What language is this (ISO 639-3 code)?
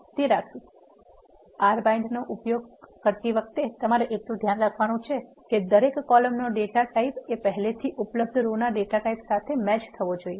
guj